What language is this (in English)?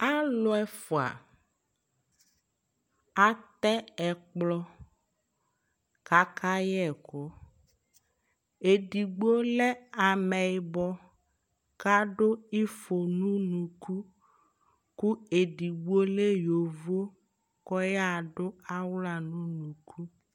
Ikposo